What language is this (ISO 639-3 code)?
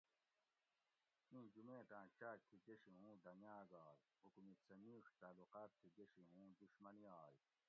gwc